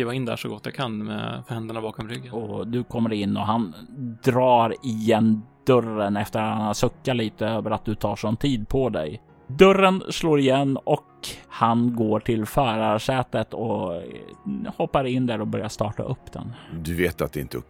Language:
Swedish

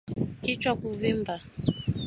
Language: Swahili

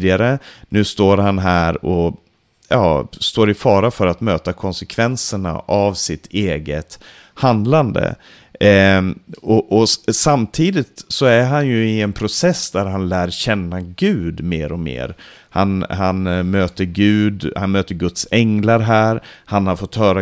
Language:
Swedish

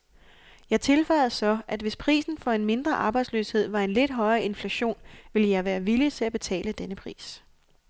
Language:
Danish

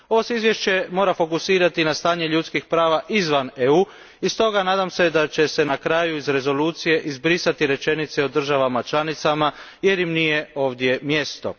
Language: Croatian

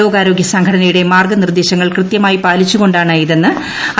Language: Malayalam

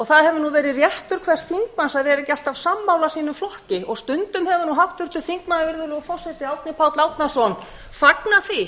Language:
Icelandic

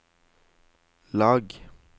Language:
Norwegian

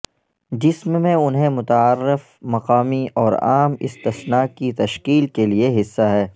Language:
Urdu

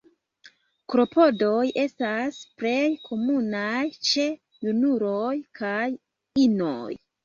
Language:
Esperanto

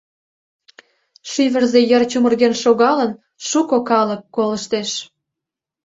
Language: Mari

